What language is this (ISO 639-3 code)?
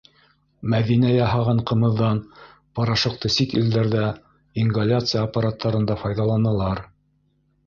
bak